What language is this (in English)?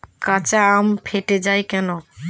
Bangla